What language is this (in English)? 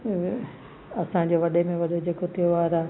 Sindhi